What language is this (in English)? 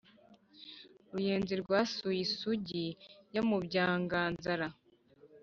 Kinyarwanda